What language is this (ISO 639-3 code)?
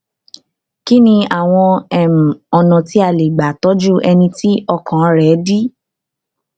yor